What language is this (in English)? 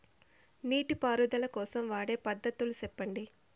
Telugu